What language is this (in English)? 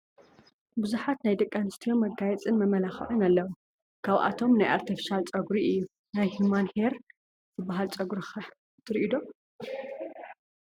Tigrinya